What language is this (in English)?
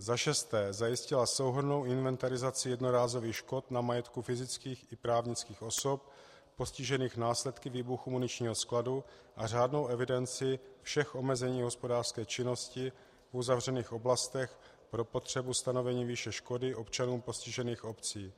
Czech